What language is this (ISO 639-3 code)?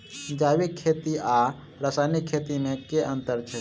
mai